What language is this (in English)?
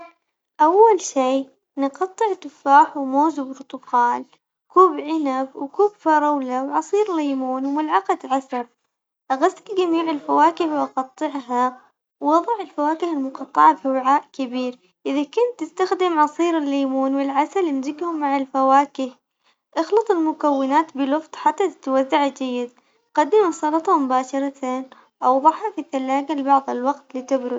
Omani Arabic